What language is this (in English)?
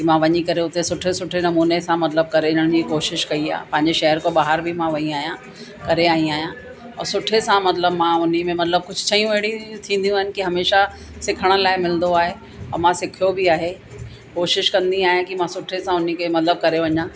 Sindhi